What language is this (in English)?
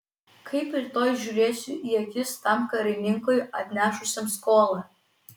Lithuanian